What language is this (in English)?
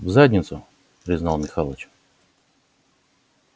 Russian